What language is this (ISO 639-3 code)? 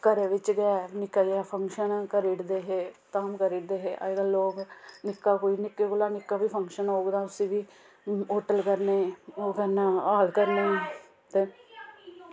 doi